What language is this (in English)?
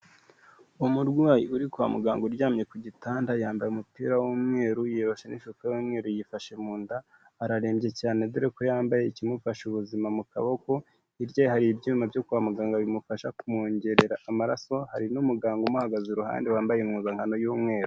Kinyarwanda